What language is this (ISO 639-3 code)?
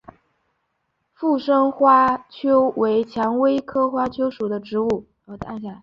zho